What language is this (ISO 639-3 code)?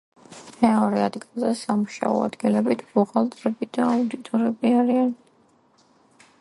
kat